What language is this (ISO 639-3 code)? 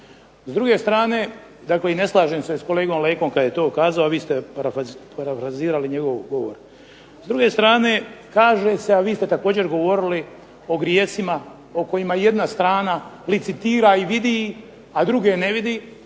hrv